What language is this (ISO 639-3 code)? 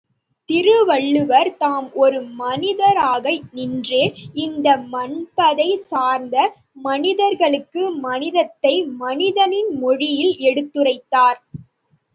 tam